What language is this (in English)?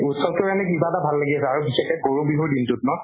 Assamese